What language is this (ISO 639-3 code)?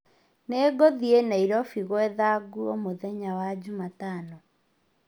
kik